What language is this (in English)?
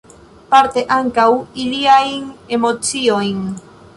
Esperanto